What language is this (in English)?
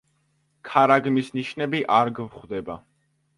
Georgian